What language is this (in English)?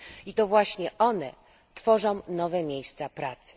Polish